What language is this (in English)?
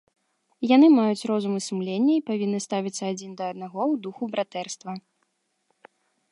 Belarusian